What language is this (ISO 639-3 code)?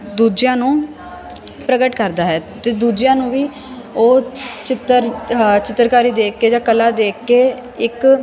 pan